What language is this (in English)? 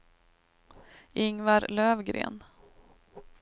Swedish